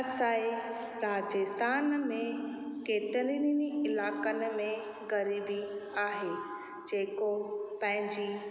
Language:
Sindhi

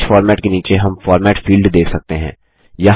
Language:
Hindi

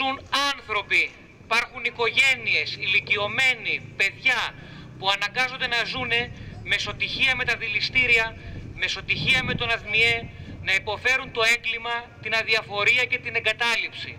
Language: Greek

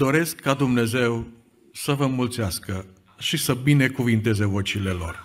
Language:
Romanian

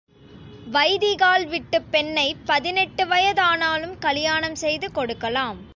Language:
Tamil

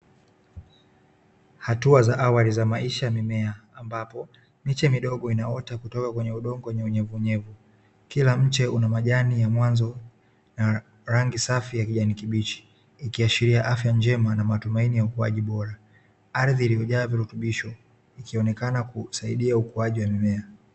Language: Swahili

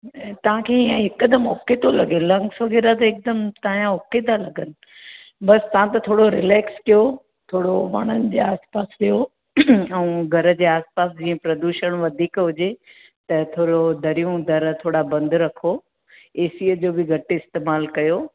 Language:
Sindhi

